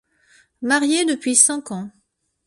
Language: French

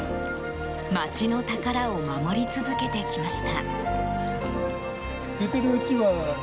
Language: Japanese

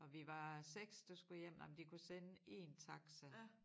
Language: Danish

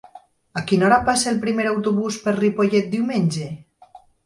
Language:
Catalan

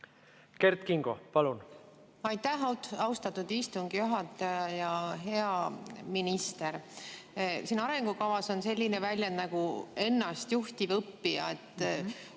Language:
Estonian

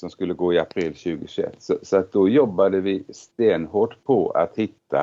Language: Swedish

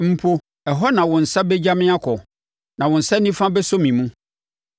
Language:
Akan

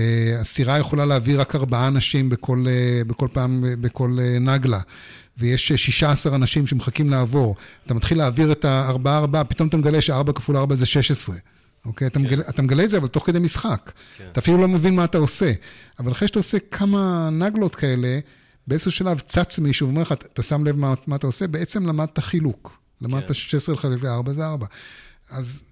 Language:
Hebrew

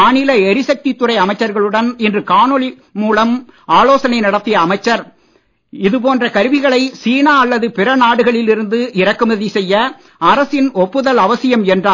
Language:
Tamil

